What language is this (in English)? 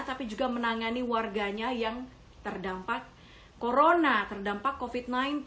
Indonesian